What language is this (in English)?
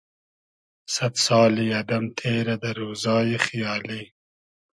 Hazaragi